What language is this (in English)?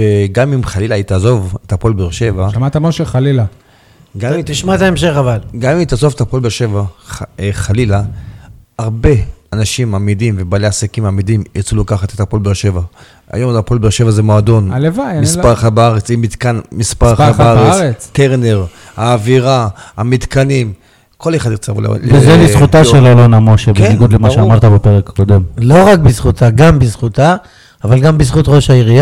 Hebrew